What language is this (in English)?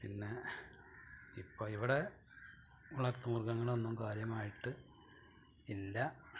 Malayalam